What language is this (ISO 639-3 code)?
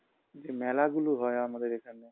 ben